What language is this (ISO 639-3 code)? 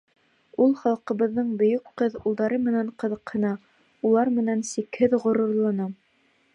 bak